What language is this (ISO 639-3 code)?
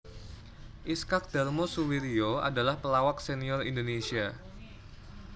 jav